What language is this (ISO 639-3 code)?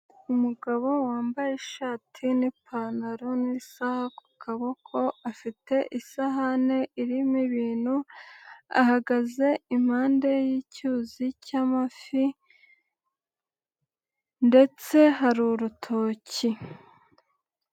kin